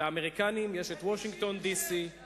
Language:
Hebrew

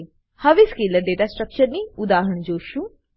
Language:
Gujarati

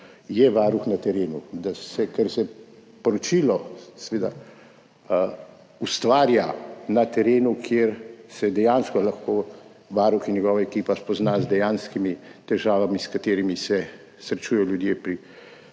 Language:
Slovenian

